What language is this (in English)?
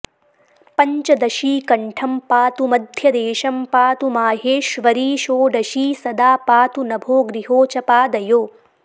Sanskrit